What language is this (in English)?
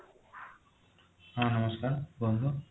Odia